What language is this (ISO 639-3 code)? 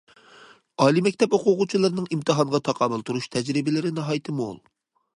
uig